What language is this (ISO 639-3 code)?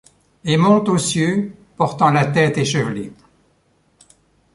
fra